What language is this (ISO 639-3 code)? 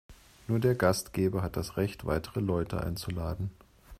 deu